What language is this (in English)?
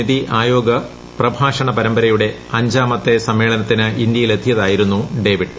Malayalam